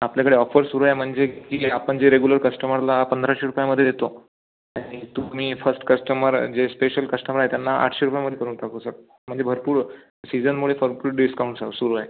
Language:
Marathi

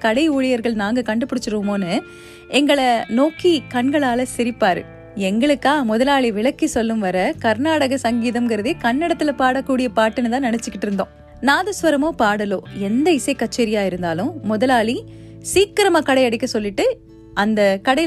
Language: Tamil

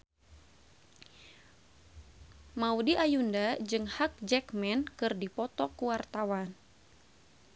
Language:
Sundanese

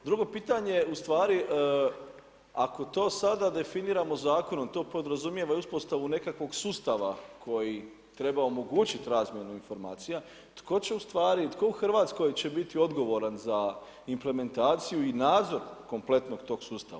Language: Croatian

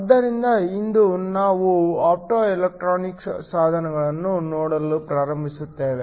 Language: Kannada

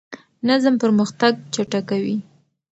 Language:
Pashto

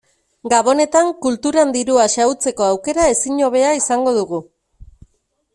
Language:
Basque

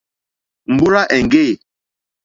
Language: Mokpwe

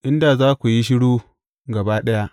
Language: Hausa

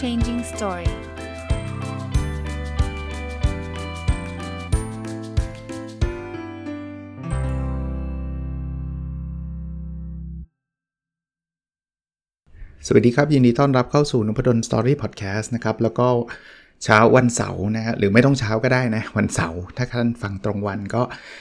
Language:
Thai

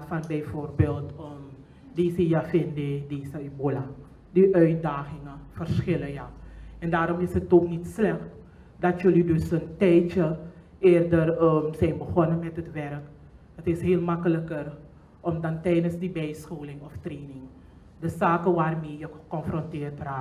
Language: Dutch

